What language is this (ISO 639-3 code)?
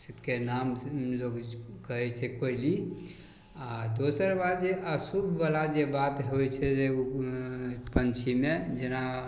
mai